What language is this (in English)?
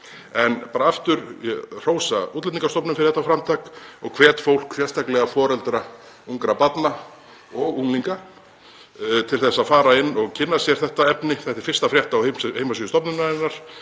Icelandic